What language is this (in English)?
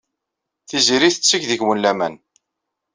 Kabyle